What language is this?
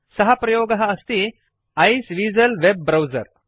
Sanskrit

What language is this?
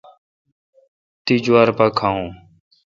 Kalkoti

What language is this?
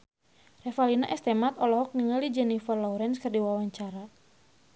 Sundanese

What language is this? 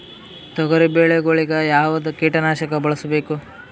Kannada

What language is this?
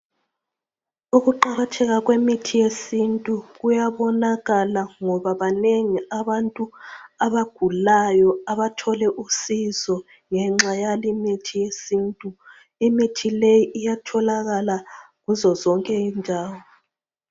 North Ndebele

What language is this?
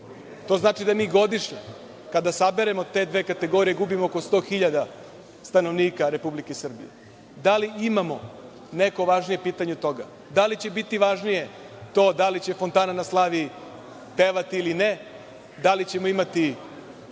Serbian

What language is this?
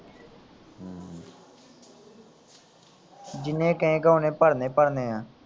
Punjabi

